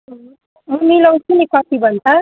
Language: Nepali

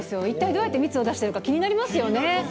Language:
Japanese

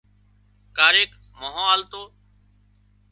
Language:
Wadiyara Koli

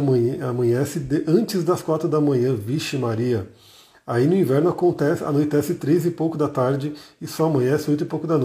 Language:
Portuguese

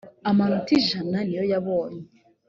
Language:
Kinyarwanda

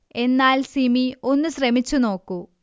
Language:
Malayalam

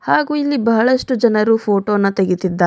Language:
Kannada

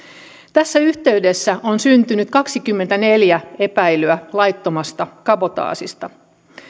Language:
Finnish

